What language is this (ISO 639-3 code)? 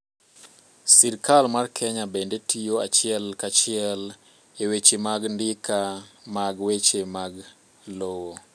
luo